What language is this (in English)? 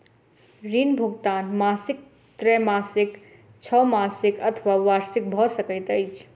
Maithili